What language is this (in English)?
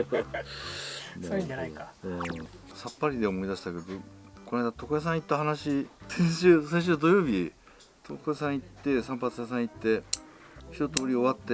Japanese